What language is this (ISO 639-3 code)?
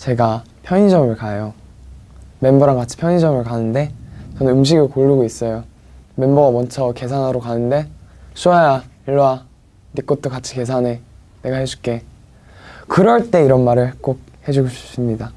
kor